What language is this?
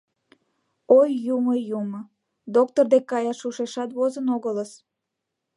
Mari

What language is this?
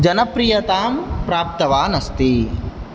Sanskrit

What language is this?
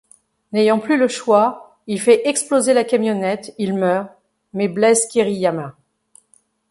French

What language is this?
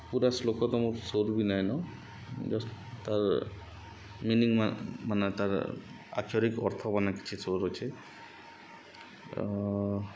Odia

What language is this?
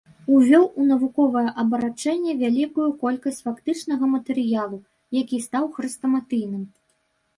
Belarusian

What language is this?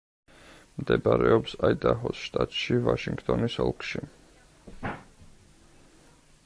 Georgian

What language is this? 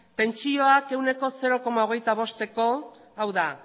Basque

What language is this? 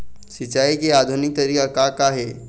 Chhattisgarhi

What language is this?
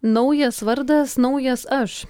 Lithuanian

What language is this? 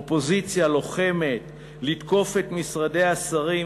Hebrew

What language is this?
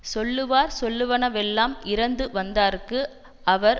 Tamil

